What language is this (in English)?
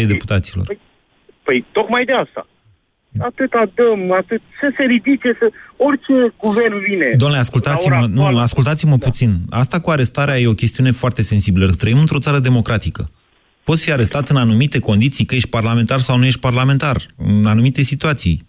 Romanian